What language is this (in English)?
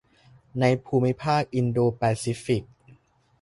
Thai